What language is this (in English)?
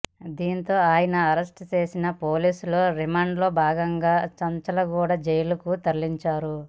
Telugu